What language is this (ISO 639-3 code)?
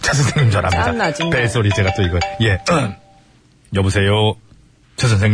kor